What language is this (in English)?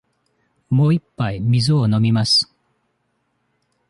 Japanese